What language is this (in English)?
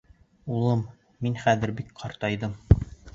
Bashkir